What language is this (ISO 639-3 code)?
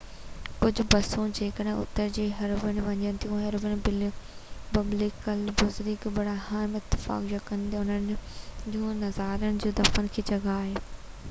snd